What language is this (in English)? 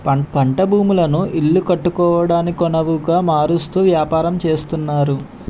Telugu